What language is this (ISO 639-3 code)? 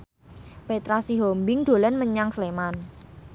jav